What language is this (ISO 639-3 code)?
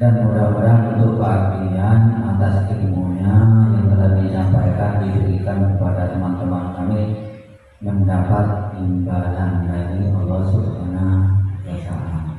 ind